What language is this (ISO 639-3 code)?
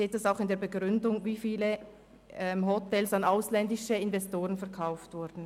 gsw